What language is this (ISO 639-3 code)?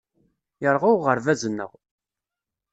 kab